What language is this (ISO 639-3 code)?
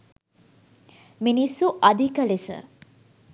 sin